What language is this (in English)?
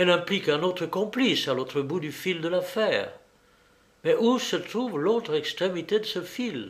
French